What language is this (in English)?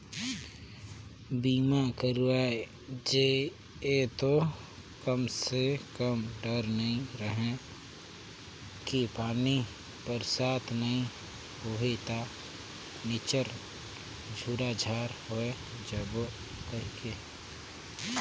Chhattisgarhi